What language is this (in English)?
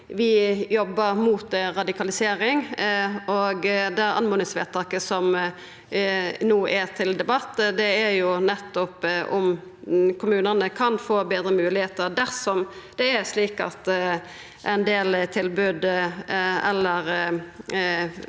Norwegian